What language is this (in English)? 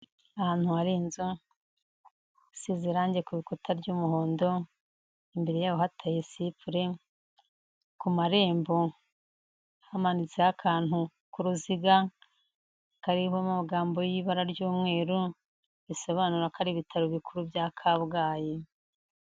Kinyarwanda